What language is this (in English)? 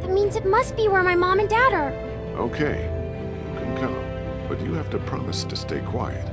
English